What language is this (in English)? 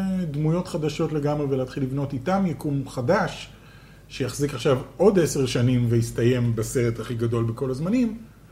Hebrew